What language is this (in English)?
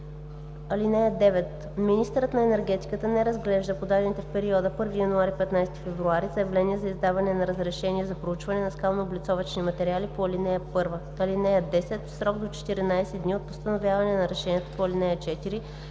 Bulgarian